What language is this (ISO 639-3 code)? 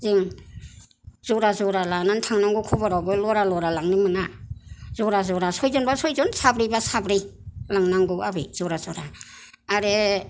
brx